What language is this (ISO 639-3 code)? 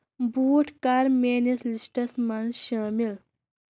kas